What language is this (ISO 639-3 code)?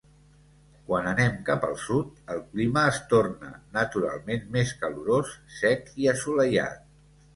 cat